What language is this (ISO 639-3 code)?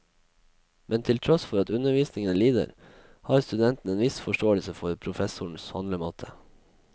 nor